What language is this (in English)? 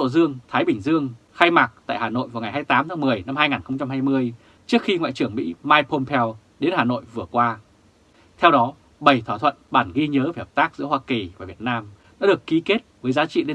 Vietnamese